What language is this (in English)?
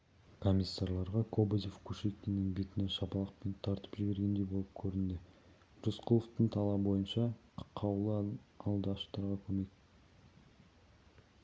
Kazakh